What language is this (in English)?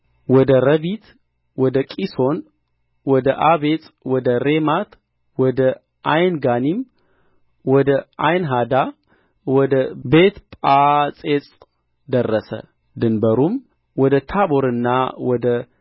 Amharic